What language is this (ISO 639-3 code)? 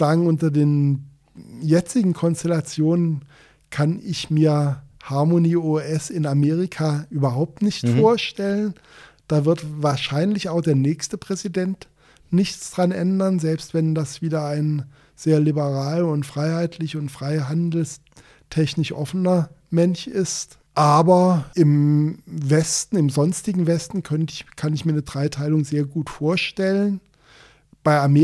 deu